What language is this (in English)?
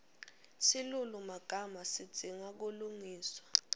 Swati